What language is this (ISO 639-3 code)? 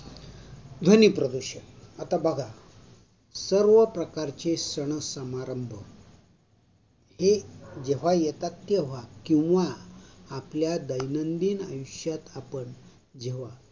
mar